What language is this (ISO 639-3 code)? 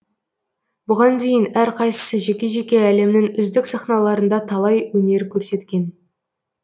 kaz